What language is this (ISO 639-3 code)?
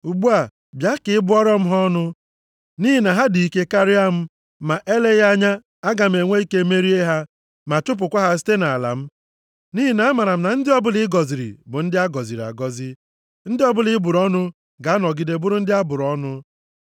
ibo